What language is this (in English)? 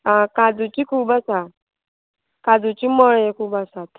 Konkani